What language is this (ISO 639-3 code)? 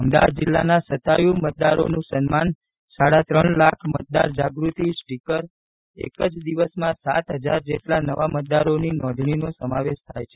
guj